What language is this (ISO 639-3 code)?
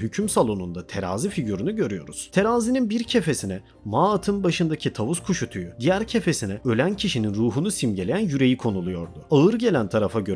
tur